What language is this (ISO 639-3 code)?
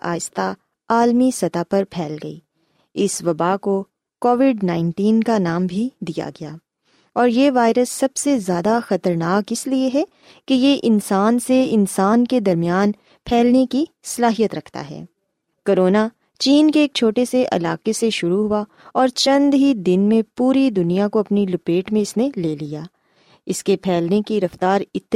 urd